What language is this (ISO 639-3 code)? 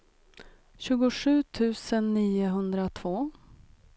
swe